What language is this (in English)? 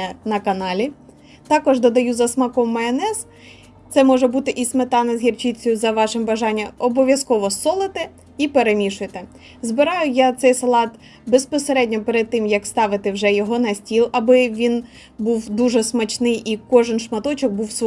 Ukrainian